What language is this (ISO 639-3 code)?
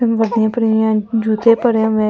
hin